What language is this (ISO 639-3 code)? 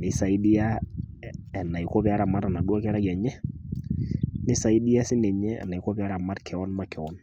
mas